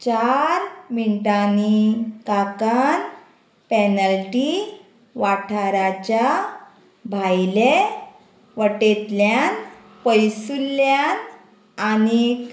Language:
Konkani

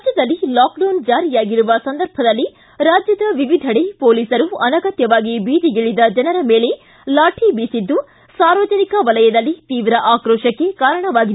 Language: Kannada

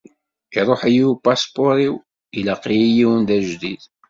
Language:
Kabyle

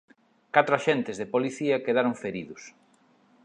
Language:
Galician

